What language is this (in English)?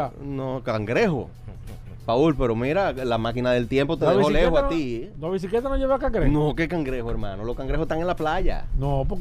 Spanish